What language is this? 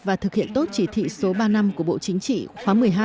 Vietnamese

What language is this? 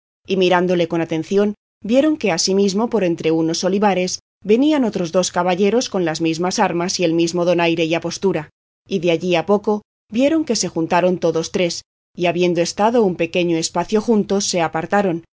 Spanish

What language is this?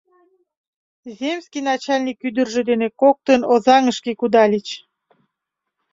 Mari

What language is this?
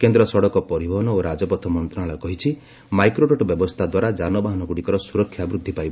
Odia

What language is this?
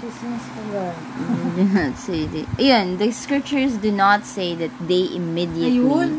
Filipino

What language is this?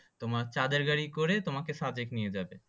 Bangla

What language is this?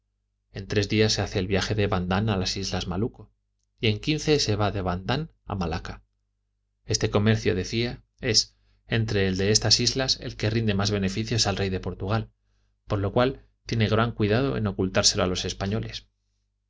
Spanish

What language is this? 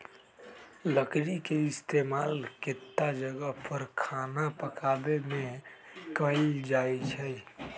Magahi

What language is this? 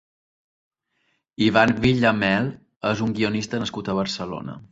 Catalan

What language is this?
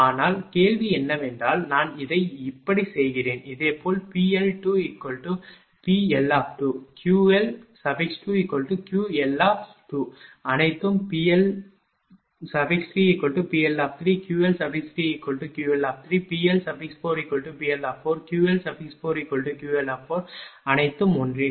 Tamil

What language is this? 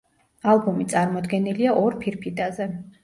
Georgian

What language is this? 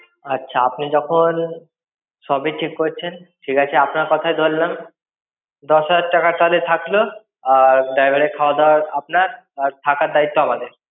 Bangla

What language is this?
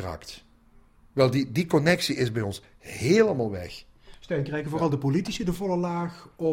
Dutch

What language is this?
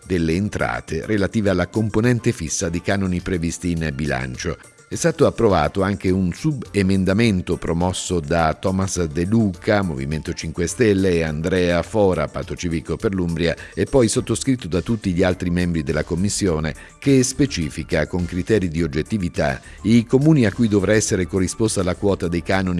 Italian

